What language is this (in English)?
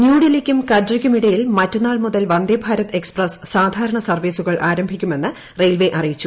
Malayalam